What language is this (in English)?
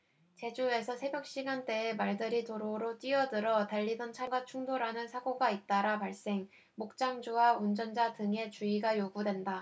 Korean